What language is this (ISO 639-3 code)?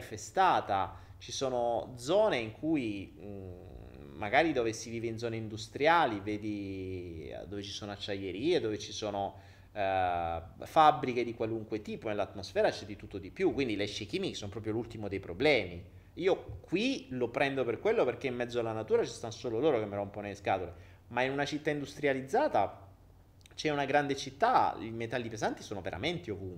ita